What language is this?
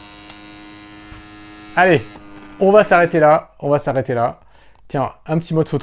French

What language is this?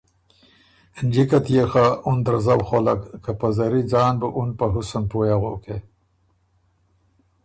Ormuri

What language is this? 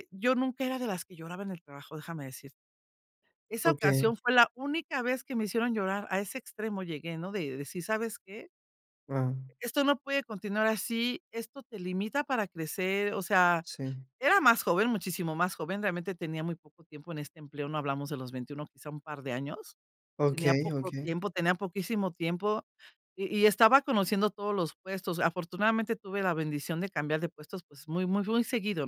Spanish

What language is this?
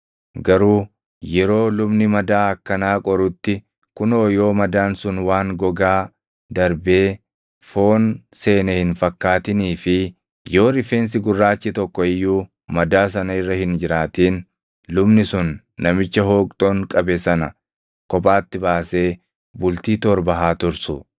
Oromo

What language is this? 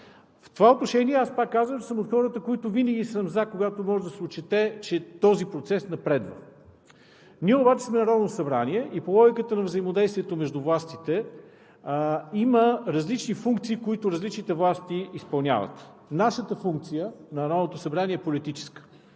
Bulgarian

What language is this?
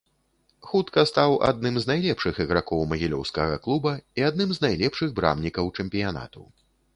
Belarusian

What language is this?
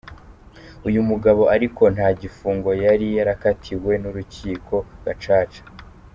Kinyarwanda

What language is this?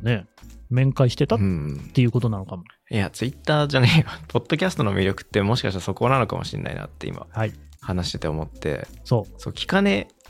Japanese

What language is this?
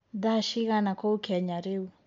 Kikuyu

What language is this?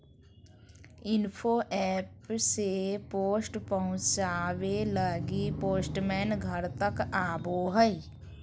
Magahi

